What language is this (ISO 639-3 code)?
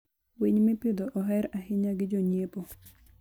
luo